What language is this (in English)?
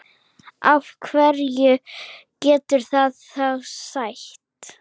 Icelandic